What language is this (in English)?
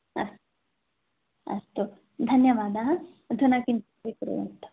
Sanskrit